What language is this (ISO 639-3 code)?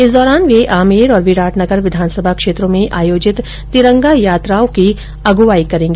hin